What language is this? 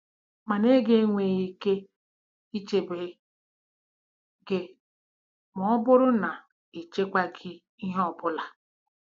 Igbo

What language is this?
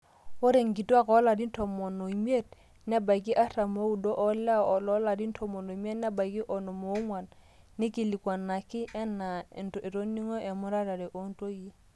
Masai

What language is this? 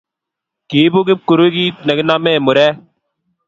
Kalenjin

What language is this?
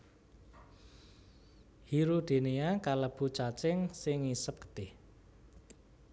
Javanese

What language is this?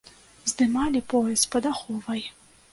Belarusian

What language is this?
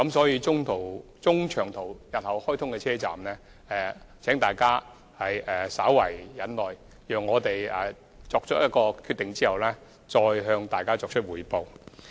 Cantonese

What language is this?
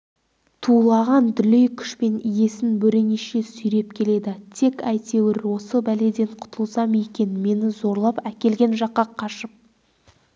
Kazakh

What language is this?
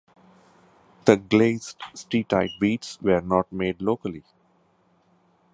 English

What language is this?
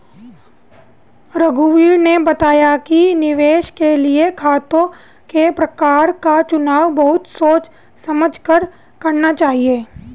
Hindi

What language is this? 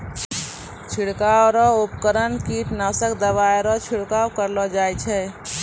Maithili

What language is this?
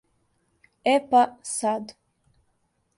Serbian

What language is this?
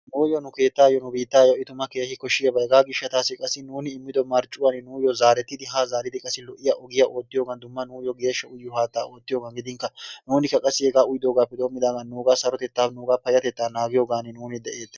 Wolaytta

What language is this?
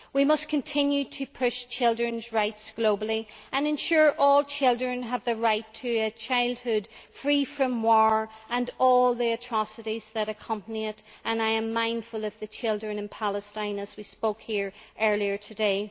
English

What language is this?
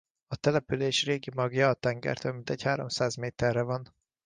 Hungarian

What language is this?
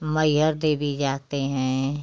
Hindi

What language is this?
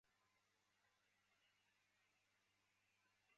Chinese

